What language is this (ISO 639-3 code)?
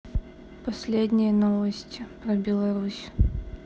rus